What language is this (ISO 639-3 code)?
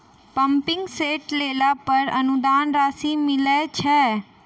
mai